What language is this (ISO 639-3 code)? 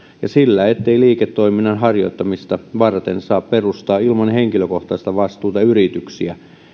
fin